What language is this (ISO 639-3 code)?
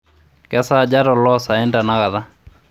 mas